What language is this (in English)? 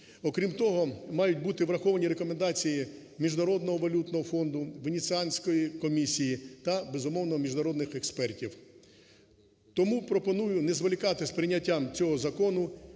Ukrainian